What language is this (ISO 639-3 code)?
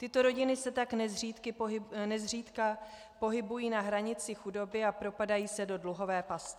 ces